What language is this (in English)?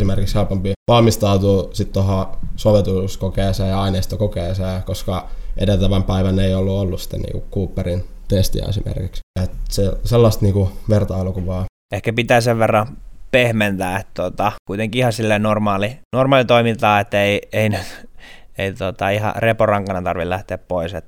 Finnish